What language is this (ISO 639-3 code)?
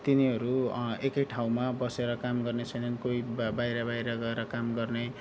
nep